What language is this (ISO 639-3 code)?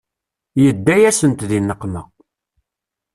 kab